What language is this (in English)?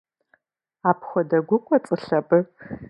Kabardian